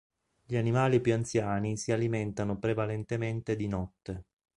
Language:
Italian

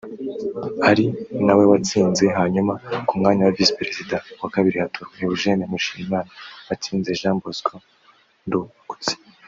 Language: Kinyarwanda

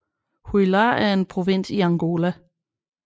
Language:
Danish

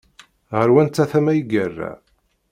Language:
Kabyle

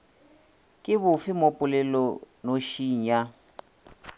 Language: Northern Sotho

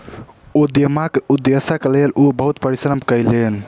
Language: Maithili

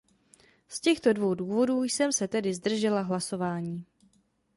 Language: Czech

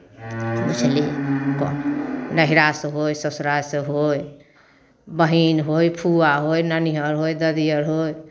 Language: Maithili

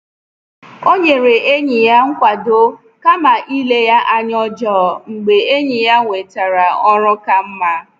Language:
Igbo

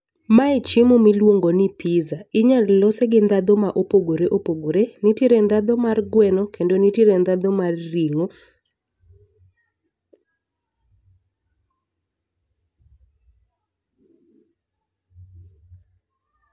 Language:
Luo (Kenya and Tanzania)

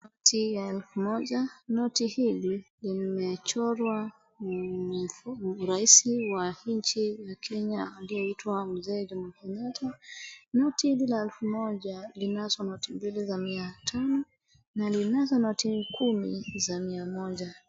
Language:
Swahili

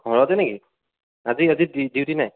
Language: Assamese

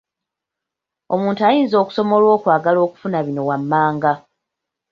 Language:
Ganda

